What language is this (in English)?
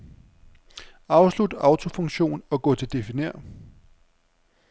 Danish